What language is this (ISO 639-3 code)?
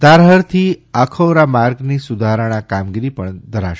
guj